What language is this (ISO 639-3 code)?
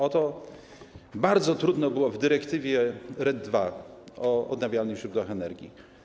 pol